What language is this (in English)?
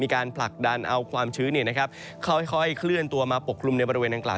Thai